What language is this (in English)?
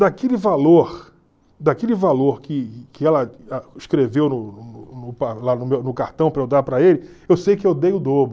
Portuguese